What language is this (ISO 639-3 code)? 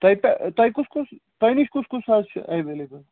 kas